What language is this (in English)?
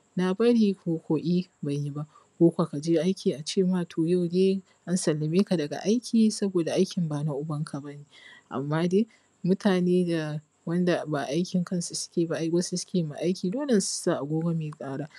Hausa